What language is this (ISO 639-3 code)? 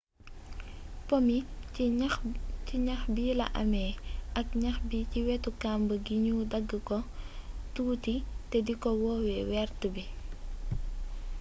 wol